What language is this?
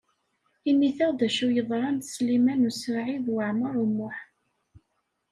Kabyle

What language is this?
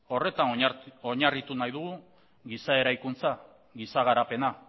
Basque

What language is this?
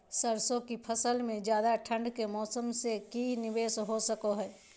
Magahi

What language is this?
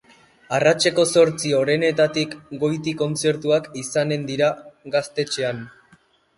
Basque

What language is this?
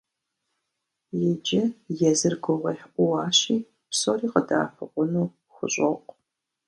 Kabardian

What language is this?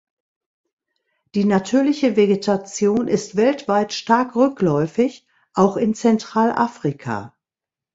German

